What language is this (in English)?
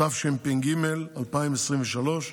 Hebrew